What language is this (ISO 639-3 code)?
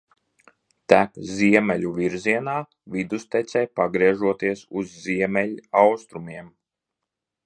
lav